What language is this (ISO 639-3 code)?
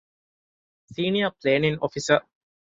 div